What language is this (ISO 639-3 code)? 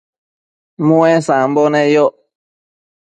mcf